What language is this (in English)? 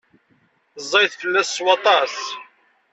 Kabyle